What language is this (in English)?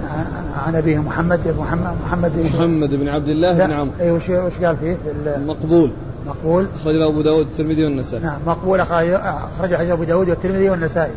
Arabic